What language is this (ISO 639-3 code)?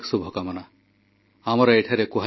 ori